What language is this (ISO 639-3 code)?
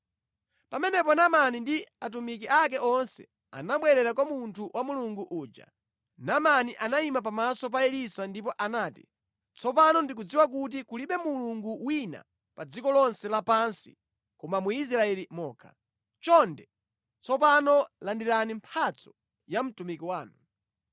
nya